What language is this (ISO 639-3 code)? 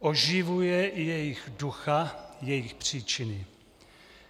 ces